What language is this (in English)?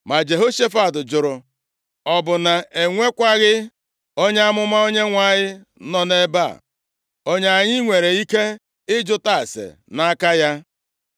Igbo